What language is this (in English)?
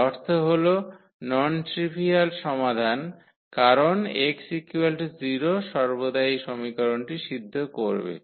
Bangla